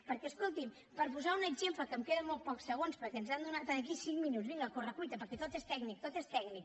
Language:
Catalan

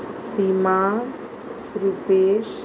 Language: Konkani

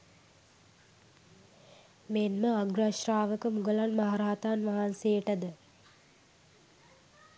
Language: Sinhala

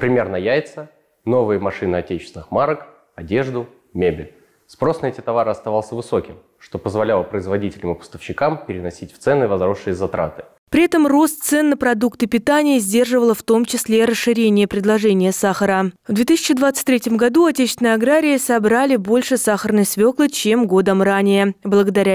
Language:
Russian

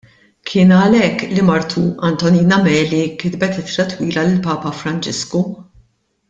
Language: Maltese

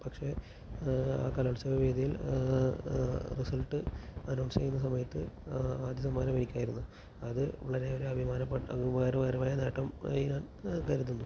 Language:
Malayalam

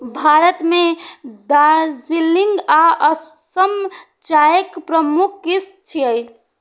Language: Maithili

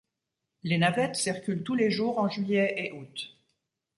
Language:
French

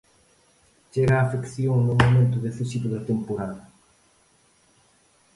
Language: Galician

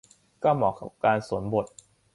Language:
Thai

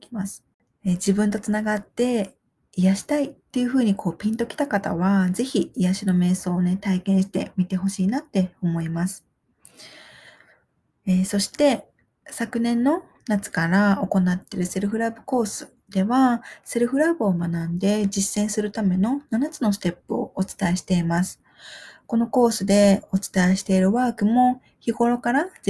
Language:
Japanese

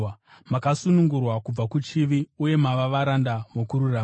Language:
Shona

